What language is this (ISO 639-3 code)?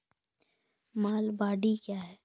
mai